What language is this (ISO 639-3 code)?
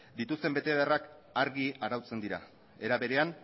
eus